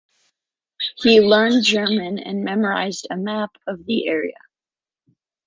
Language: English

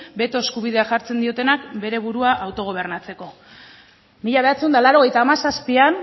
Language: Basque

